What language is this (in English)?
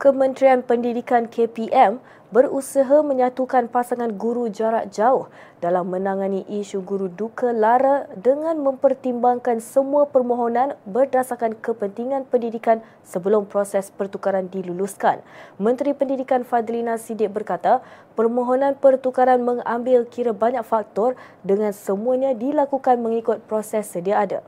Malay